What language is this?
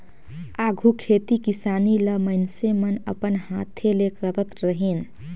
Chhattisgarhi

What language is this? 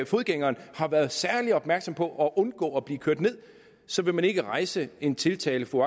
Danish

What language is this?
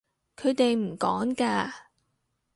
Cantonese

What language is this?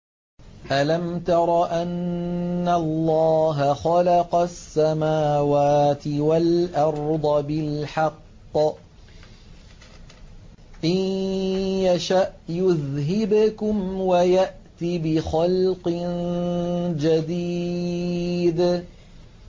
Arabic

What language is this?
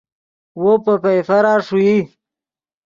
Yidgha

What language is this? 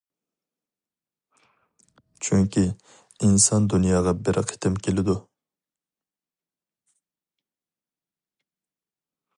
Uyghur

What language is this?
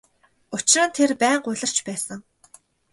Mongolian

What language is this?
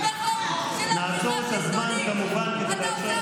Hebrew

